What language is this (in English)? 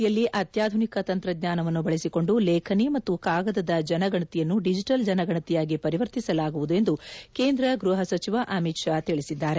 Kannada